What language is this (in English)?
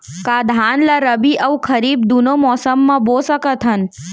Chhattisgarhi